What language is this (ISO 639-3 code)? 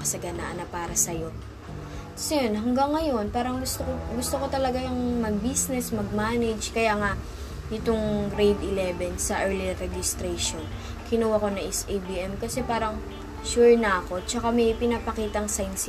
fil